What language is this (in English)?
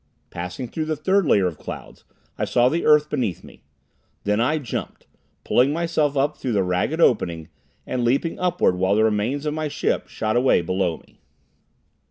English